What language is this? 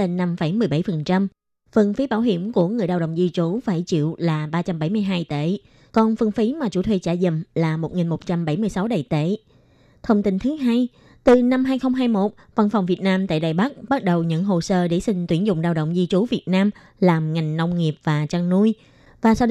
Vietnamese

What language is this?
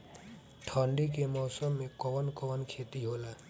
Bhojpuri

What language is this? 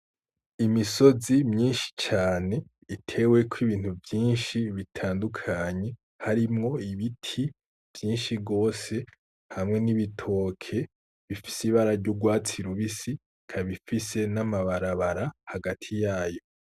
Rundi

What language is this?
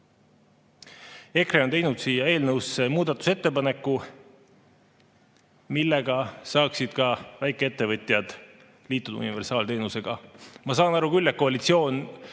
Estonian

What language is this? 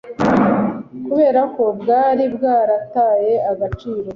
Kinyarwanda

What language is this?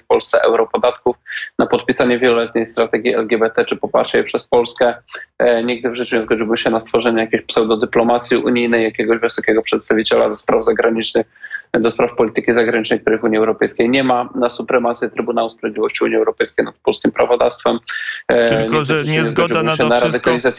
Polish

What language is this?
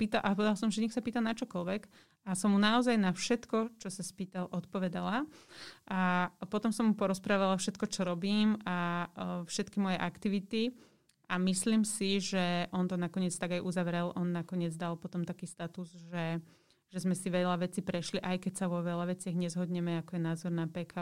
Slovak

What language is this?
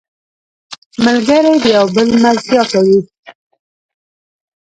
Pashto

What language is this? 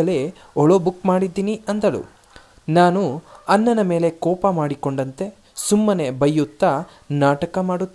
Kannada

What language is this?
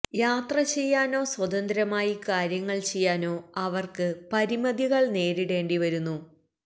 Malayalam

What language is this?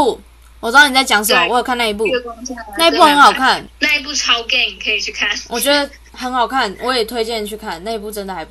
Chinese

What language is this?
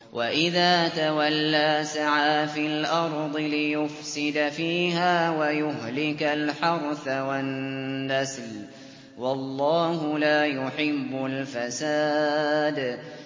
Arabic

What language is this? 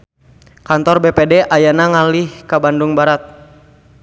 Sundanese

